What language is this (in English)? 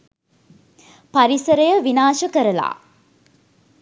Sinhala